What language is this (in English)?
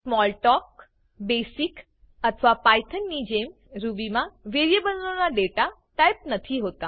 Gujarati